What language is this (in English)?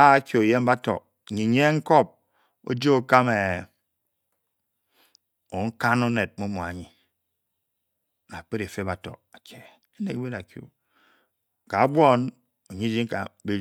Bokyi